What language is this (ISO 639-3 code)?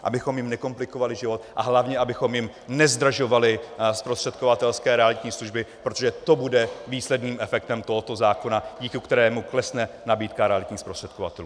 ces